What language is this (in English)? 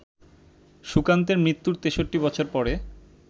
Bangla